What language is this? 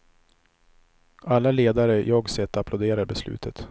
Swedish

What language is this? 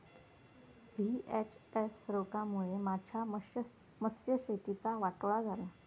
Marathi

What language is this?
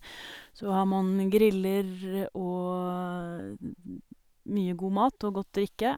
Norwegian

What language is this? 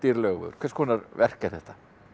Icelandic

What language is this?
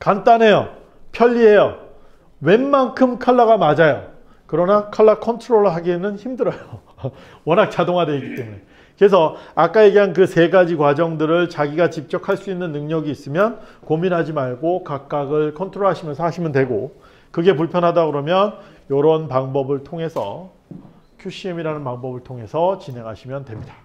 Korean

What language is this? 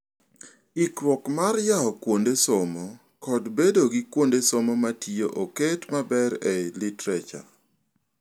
Luo (Kenya and Tanzania)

